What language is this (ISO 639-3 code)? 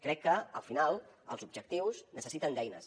cat